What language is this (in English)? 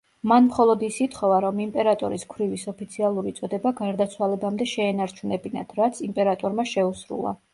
Georgian